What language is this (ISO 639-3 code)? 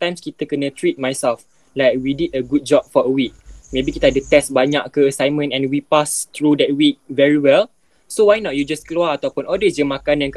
msa